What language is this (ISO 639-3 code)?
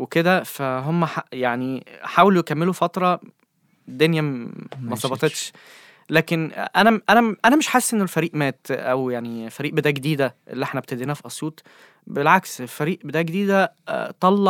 ara